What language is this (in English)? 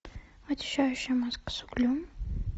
Russian